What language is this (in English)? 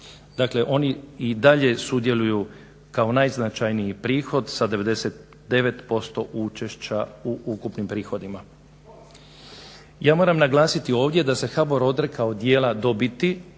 Croatian